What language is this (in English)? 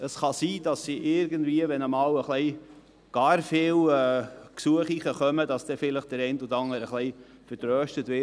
Swiss German